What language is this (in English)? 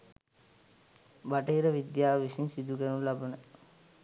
Sinhala